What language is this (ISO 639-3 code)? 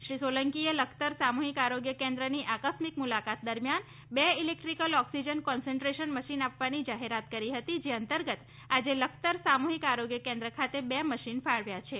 guj